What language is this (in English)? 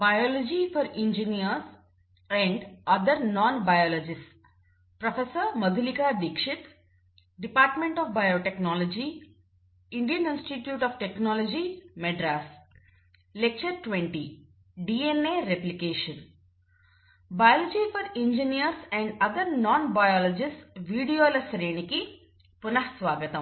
Telugu